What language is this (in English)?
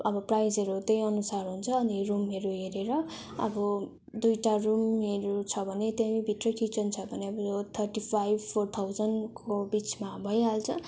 Nepali